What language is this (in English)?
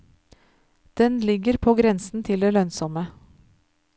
Norwegian